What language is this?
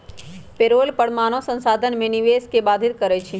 Magahi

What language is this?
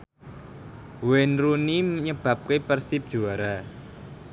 Javanese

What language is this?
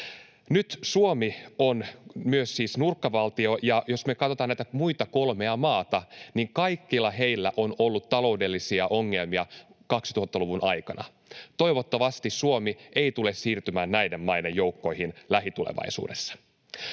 Finnish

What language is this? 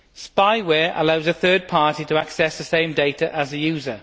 English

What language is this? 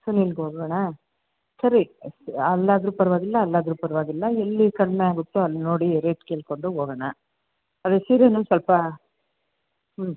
Kannada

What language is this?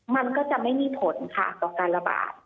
Thai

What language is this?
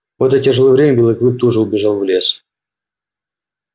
Russian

